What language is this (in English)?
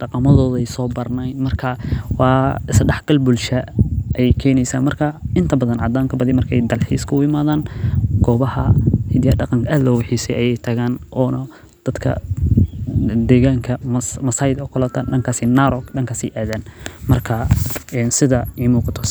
Somali